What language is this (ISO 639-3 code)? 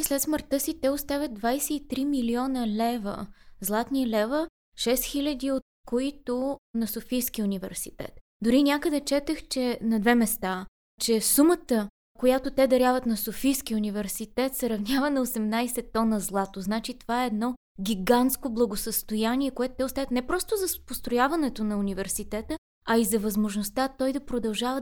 bul